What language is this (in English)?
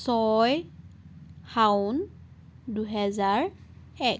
Assamese